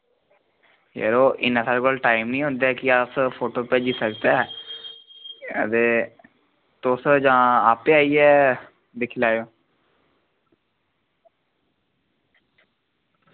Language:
Dogri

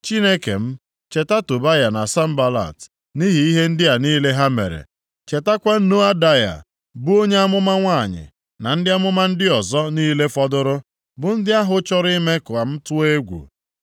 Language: Igbo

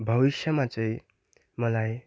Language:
Nepali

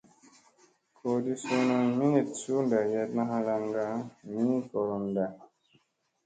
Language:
Musey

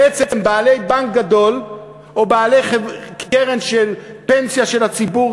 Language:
Hebrew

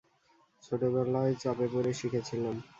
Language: Bangla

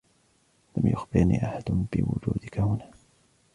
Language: Arabic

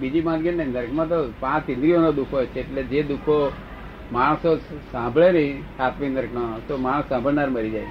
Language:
Gujarati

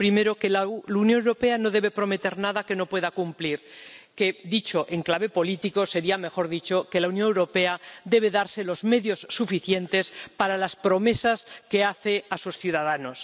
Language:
Spanish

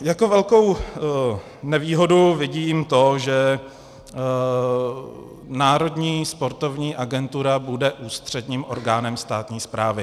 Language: Czech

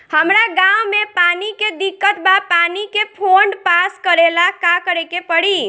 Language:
Bhojpuri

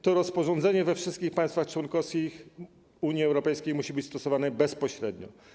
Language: Polish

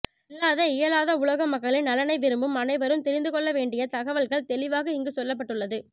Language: Tamil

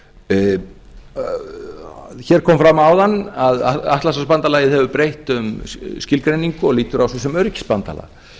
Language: Icelandic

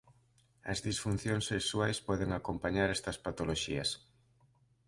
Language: Galician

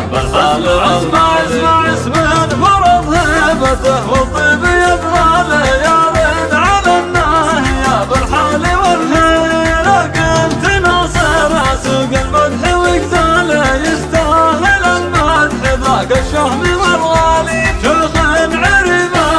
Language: Arabic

